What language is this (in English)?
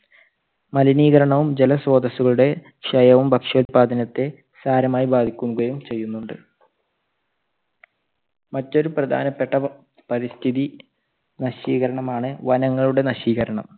Malayalam